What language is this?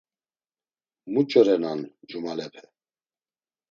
Laz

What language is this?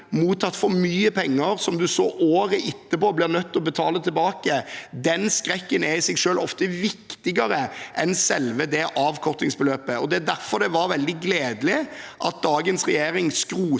Norwegian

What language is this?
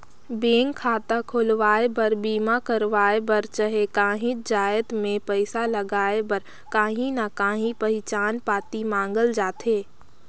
Chhattisgarhi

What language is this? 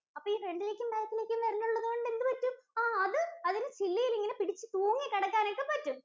Malayalam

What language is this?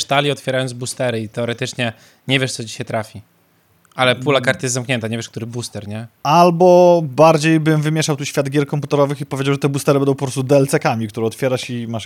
Polish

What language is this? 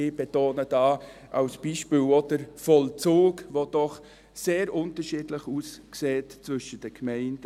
Swiss German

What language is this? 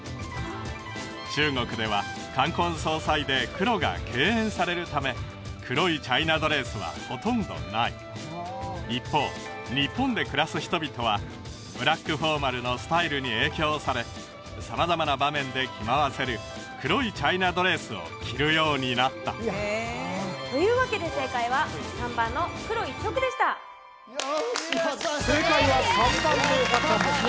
Japanese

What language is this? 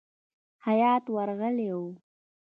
Pashto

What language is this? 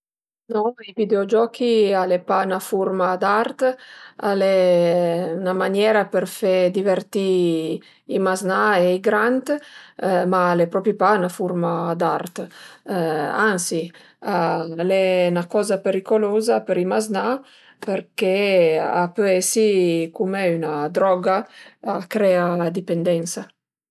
Piedmontese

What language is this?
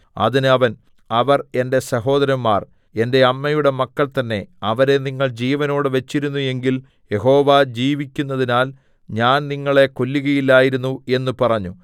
Malayalam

